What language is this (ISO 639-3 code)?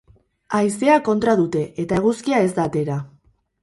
eus